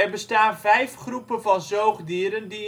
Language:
Dutch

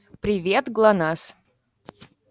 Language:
Russian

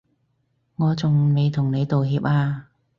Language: Cantonese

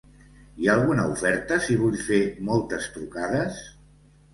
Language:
Catalan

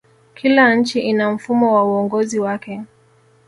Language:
Swahili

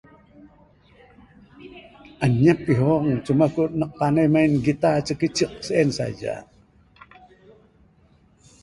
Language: Bukar-Sadung Bidayuh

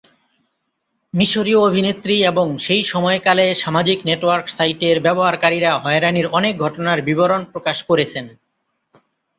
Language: Bangla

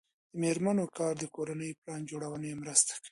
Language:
Pashto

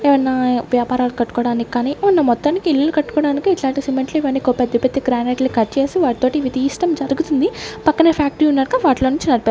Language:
Telugu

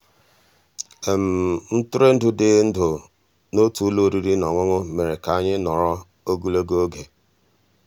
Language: Igbo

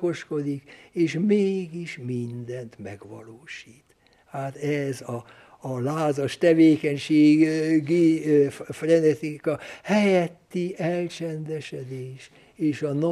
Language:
Hungarian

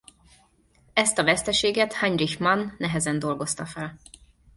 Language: Hungarian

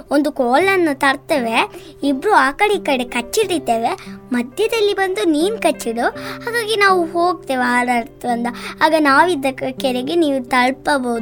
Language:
Kannada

